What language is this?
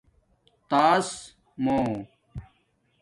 Domaaki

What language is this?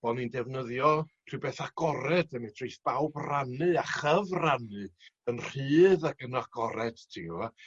Welsh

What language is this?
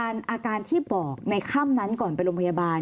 Thai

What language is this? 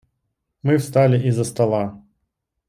Russian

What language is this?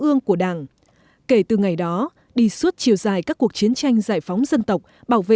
Vietnamese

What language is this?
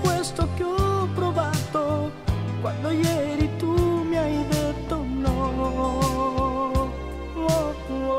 Italian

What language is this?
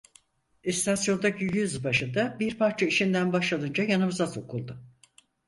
Turkish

